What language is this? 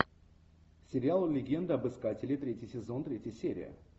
Russian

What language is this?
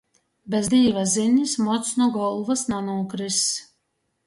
Latgalian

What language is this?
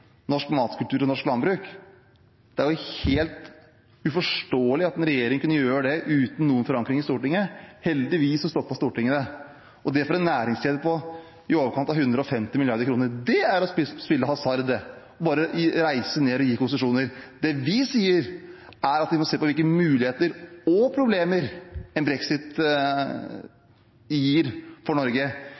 Norwegian Bokmål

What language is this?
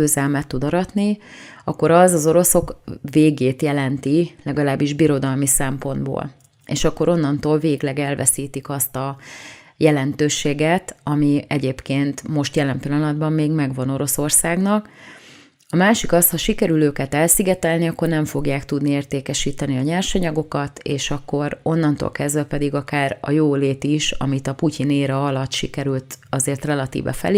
Hungarian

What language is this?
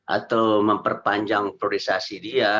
Indonesian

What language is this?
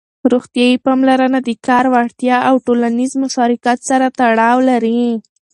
Pashto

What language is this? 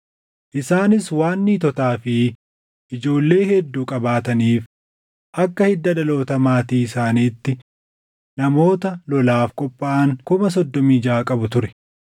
Oromo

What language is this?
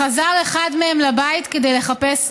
Hebrew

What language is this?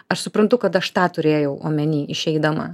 Lithuanian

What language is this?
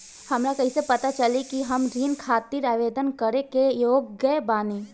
Bhojpuri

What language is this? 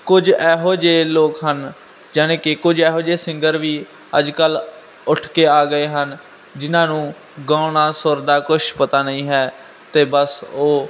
Punjabi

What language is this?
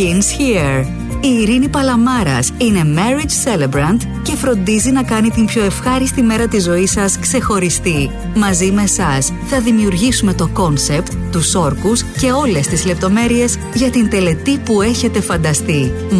Greek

